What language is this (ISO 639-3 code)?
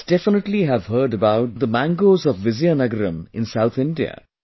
eng